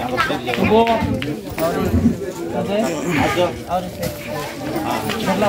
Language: Arabic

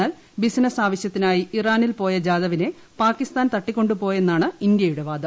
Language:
Malayalam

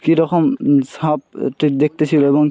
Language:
Bangla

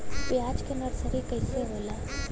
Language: Bhojpuri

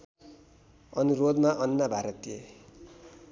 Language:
Nepali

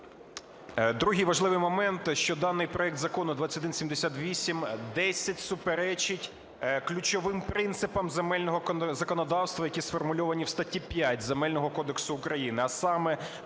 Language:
Ukrainian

